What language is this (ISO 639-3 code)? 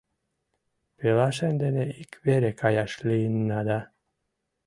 chm